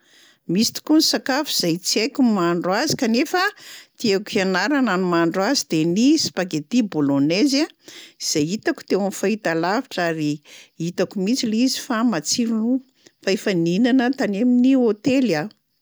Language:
Malagasy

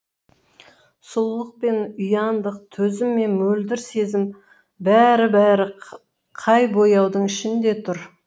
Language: Kazakh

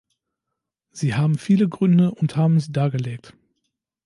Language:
German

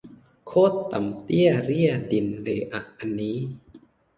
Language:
Thai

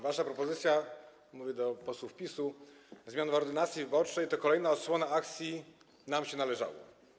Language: Polish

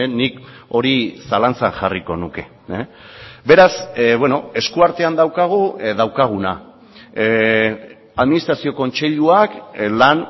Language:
Basque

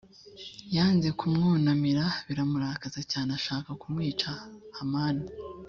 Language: Kinyarwanda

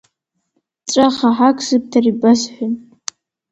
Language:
Abkhazian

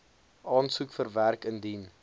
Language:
Afrikaans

